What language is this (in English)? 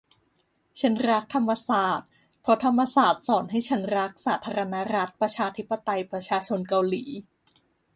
Thai